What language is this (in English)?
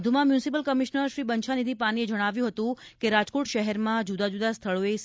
Gujarati